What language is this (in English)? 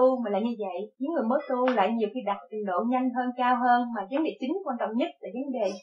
Vietnamese